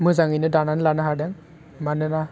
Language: Bodo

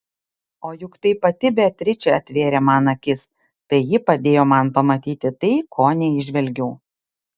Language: Lithuanian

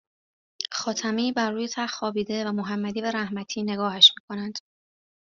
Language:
Persian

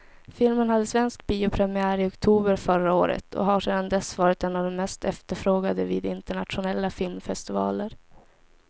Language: Swedish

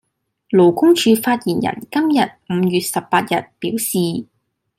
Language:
Cantonese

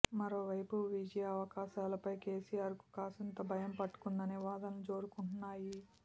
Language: Telugu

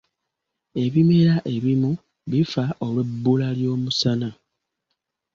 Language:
Ganda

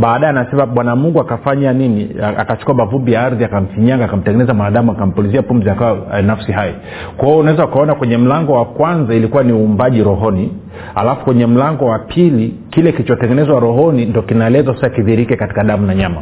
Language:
Swahili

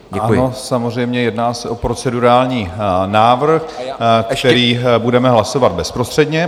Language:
Czech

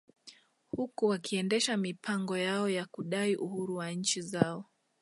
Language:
Swahili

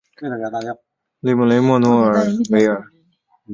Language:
Chinese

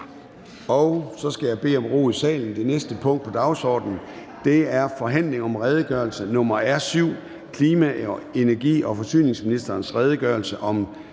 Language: Danish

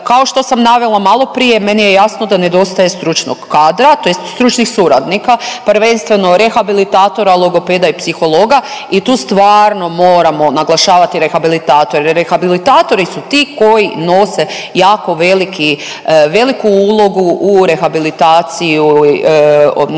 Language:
Croatian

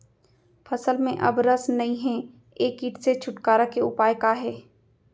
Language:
Chhattisgarhi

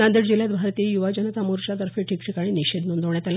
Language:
Marathi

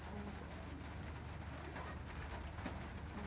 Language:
Bangla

